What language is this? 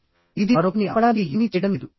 Telugu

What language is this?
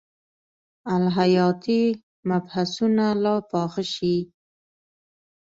Pashto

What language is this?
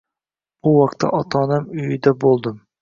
Uzbek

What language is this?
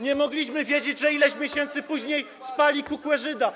Polish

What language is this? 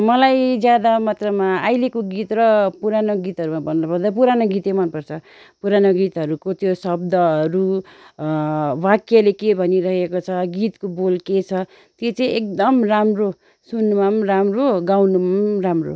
Nepali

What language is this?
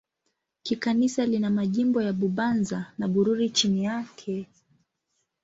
Swahili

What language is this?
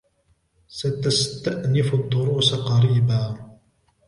Arabic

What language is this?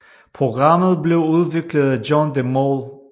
Danish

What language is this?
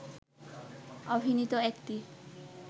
Bangla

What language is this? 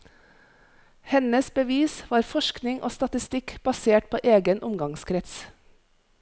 Norwegian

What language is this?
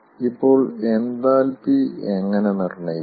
Malayalam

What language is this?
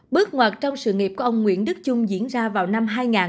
Vietnamese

